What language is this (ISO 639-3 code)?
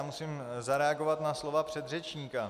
ces